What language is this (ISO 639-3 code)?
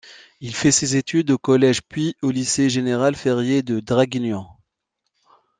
fra